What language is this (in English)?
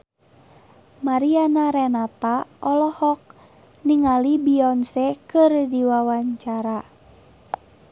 Sundanese